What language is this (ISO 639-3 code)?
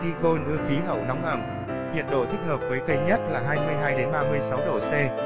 vie